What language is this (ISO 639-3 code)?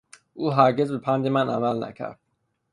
fas